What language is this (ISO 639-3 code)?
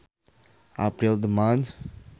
sun